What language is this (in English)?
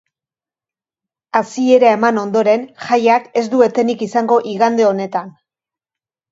Basque